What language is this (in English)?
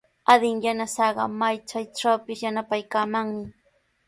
Sihuas Ancash Quechua